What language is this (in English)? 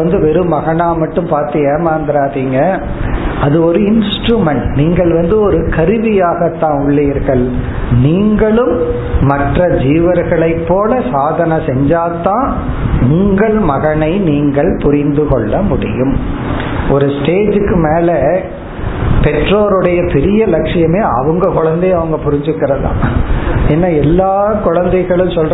Tamil